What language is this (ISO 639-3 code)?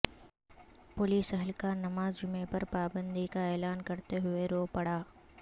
urd